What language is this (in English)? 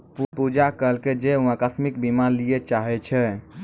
Maithili